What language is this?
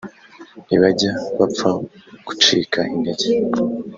Kinyarwanda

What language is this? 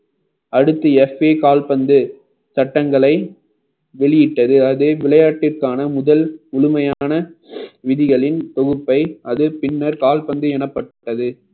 Tamil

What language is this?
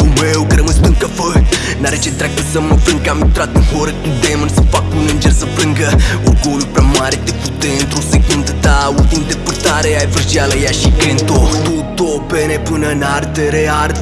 Romanian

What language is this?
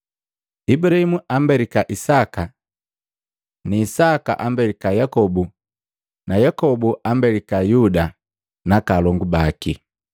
Matengo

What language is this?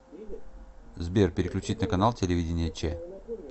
Russian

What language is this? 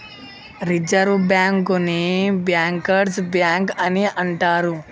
Telugu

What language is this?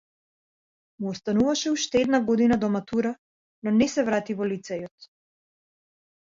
Macedonian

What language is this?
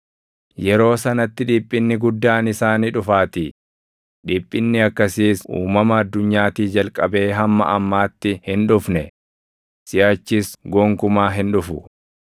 Oromo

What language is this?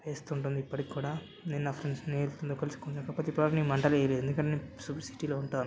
Telugu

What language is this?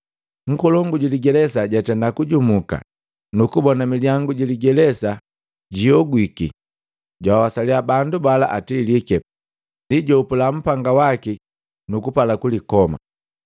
Matengo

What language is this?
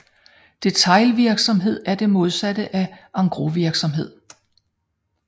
Danish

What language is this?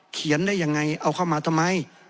Thai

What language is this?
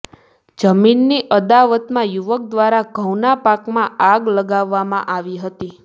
Gujarati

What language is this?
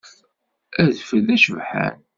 Kabyle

